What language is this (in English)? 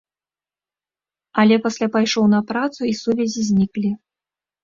Belarusian